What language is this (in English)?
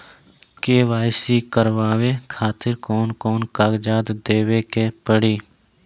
Bhojpuri